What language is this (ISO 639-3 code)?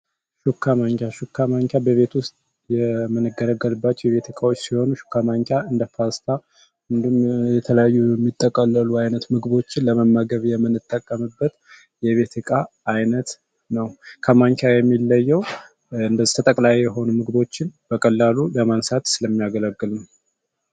amh